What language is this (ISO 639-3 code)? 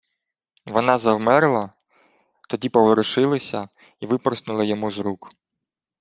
ukr